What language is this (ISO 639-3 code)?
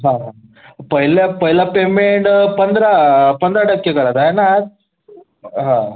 mar